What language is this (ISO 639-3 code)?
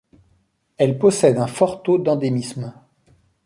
fra